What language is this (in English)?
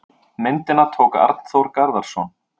Icelandic